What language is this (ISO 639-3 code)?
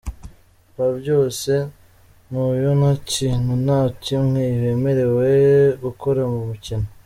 kin